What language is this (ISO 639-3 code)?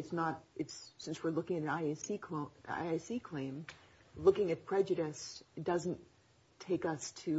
eng